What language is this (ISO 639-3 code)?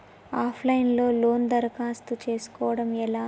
tel